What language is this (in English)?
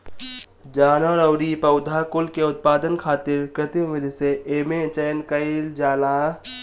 Bhojpuri